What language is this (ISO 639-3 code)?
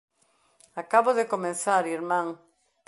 glg